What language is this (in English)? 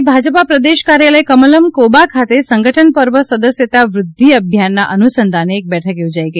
Gujarati